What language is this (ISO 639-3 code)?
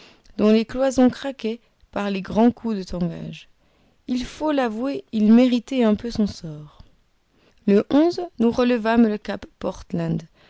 fra